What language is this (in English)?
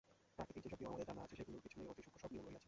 Bangla